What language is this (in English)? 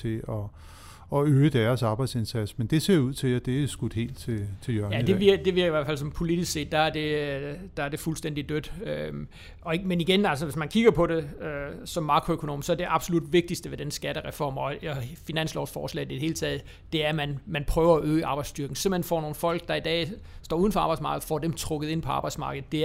Danish